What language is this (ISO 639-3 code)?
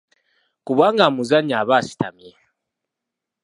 lug